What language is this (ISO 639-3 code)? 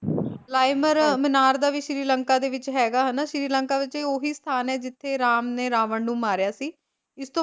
pan